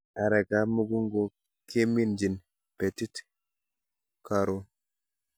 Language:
Kalenjin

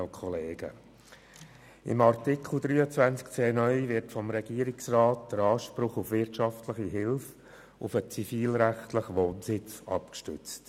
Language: Swiss German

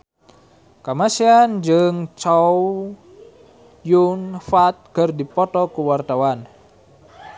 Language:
Sundanese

